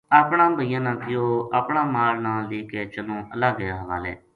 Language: Gujari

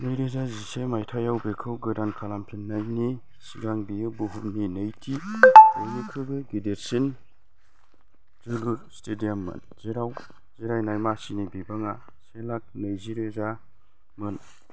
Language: Bodo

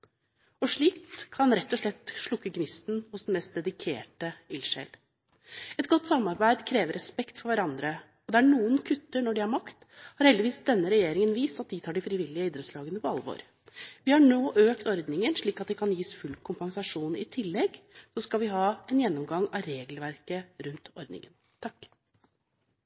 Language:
Norwegian Bokmål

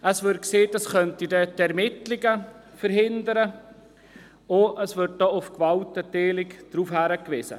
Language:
Swiss German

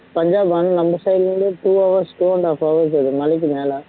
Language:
Tamil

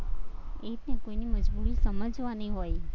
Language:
Gujarati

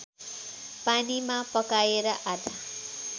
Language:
Nepali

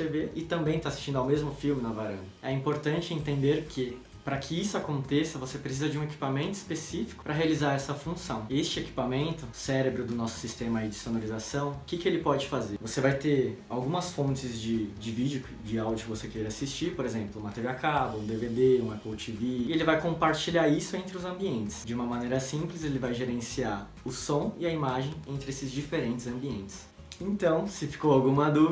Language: Portuguese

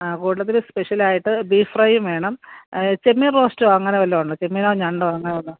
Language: Malayalam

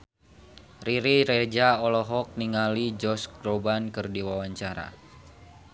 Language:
Sundanese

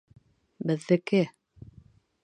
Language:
Bashkir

